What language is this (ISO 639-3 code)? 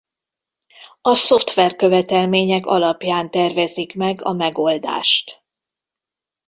hun